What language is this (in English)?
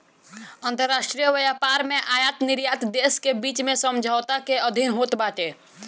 Bhojpuri